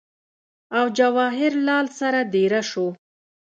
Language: Pashto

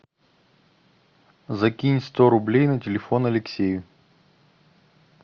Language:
Russian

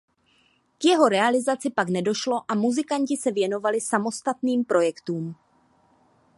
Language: Czech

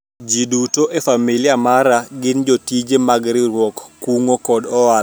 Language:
Luo (Kenya and Tanzania)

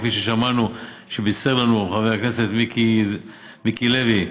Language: Hebrew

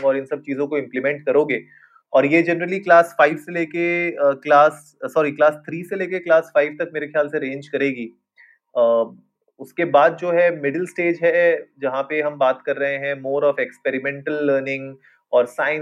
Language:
Hindi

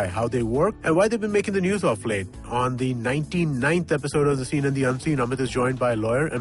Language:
Kannada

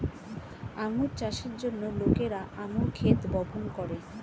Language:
Bangla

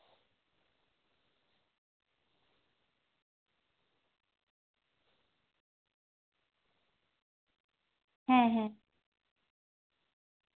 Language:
Santali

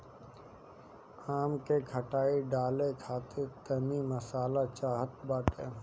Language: Bhojpuri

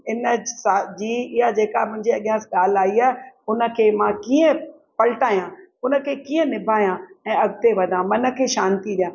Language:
Sindhi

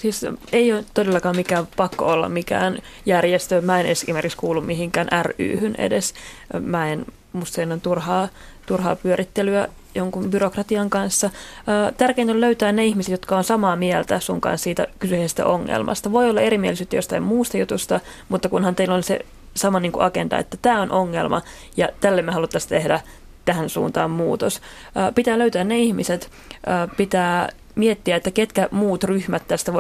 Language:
Finnish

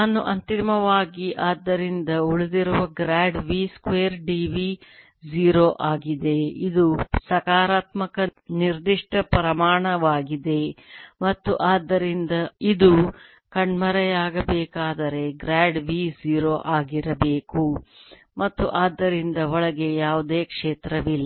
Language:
Kannada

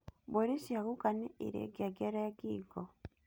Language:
Kikuyu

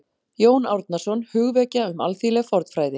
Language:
Icelandic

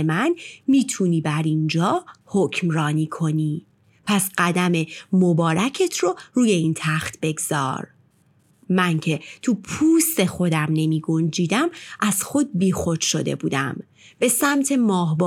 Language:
Persian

